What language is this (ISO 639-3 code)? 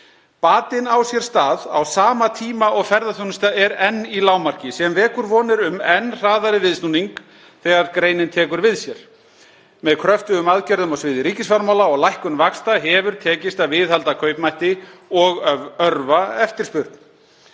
isl